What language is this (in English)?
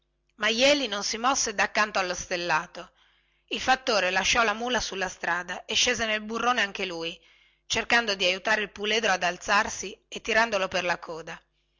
Italian